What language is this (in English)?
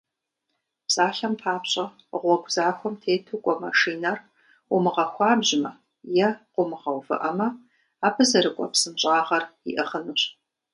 Kabardian